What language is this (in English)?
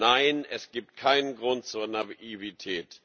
German